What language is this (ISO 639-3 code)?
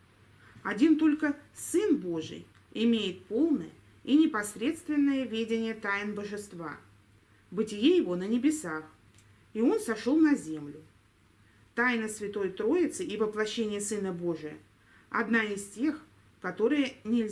rus